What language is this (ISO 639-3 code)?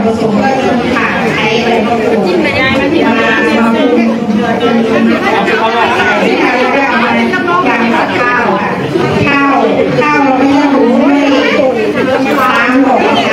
tha